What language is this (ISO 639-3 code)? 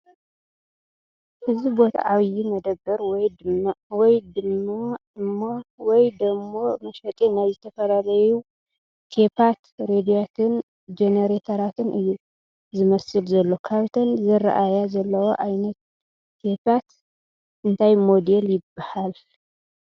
tir